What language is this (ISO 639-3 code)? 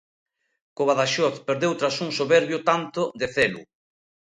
glg